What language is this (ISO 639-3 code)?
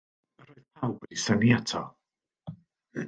cym